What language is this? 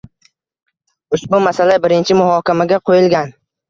Uzbek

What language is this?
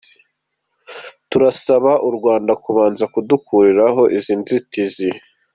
Kinyarwanda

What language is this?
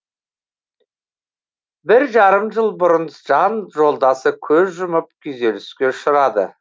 Kazakh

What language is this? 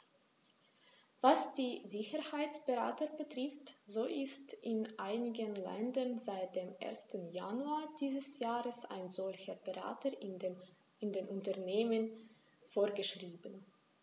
German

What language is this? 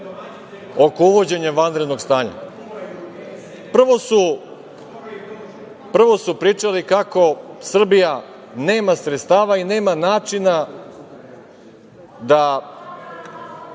Serbian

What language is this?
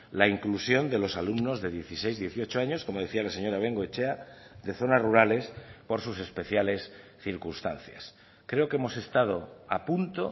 Spanish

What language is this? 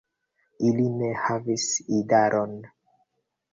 Esperanto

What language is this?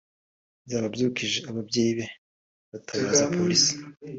Kinyarwanda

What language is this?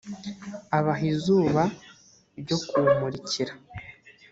Kinyarwanda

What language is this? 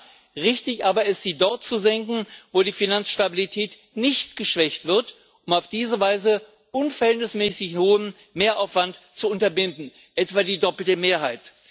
German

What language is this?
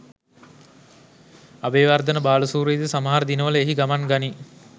Sinhala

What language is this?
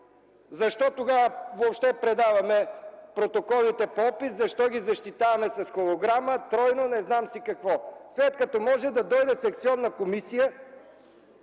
Bulgarian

